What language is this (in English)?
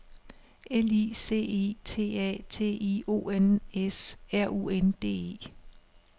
Danish